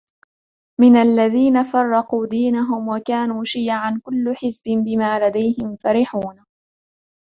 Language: Arabic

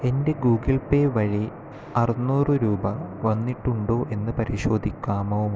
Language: Malayalam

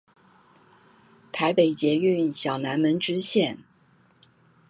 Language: Chinese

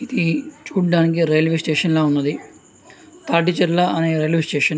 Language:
Telugu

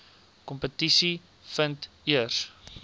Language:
Afrikaans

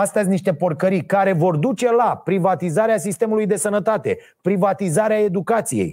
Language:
Romanian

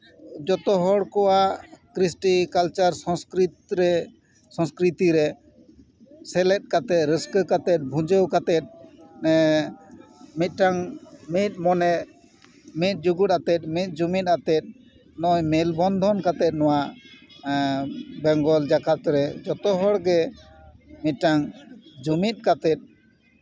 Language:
Santali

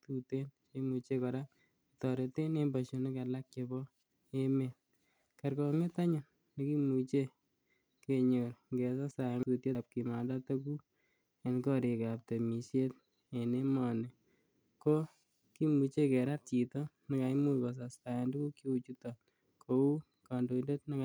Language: Kalenjin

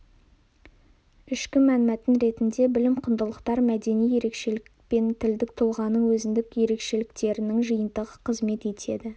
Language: Kazakh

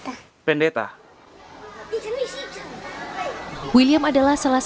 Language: Indonesian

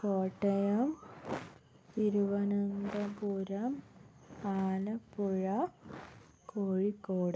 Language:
Malayalam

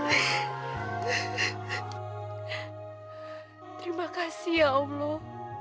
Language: Indonesian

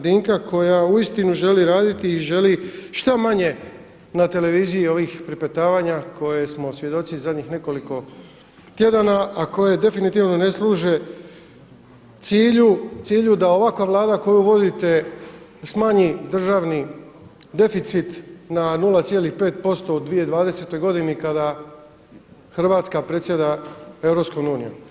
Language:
Croatian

